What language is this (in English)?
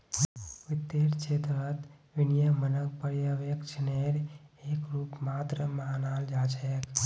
Magahi